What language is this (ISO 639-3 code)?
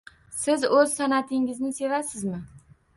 uzb